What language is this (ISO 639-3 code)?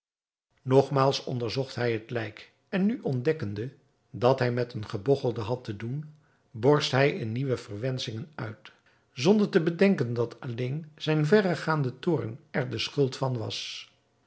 nld